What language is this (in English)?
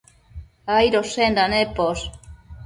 Matsés